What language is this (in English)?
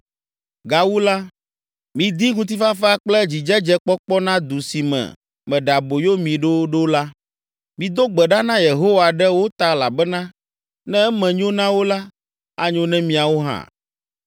Ewe